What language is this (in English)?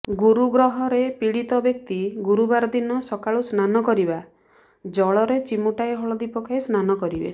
Odia